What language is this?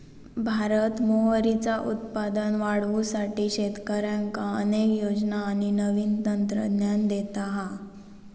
Marathi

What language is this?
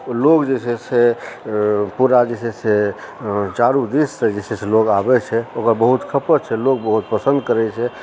Maithili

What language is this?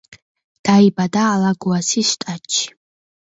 Georgian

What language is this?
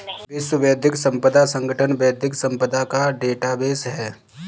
Hindi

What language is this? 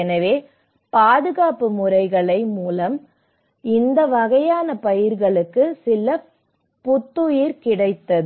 Tamil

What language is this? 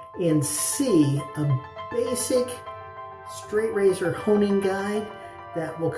English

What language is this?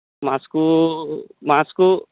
Odia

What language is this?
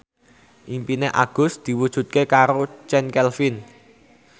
Javanese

